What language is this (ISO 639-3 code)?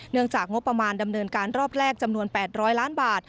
tha